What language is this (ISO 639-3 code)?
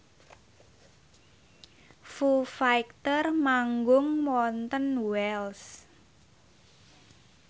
jav